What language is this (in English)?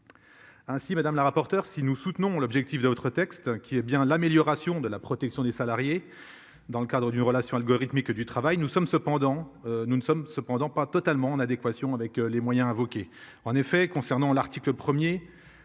French